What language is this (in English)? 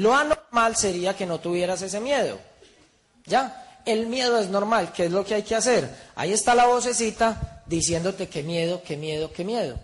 Spanish